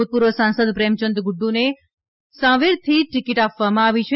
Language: Gujarati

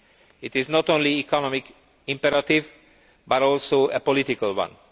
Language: English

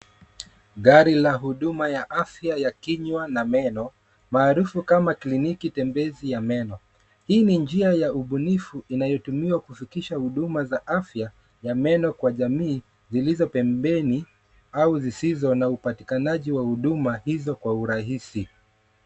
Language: Swahili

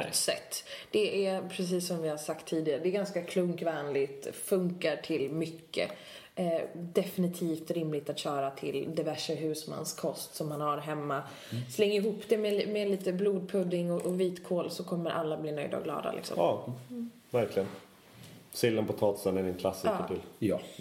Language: Swedish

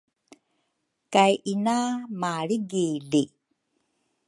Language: Rukai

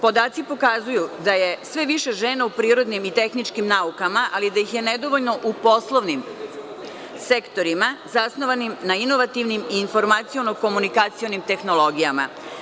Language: Serbian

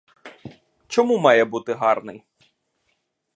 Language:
Ukrainian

